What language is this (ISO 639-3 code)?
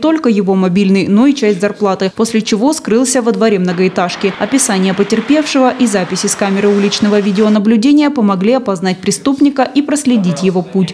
rus